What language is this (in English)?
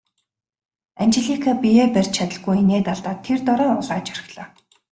Mongolian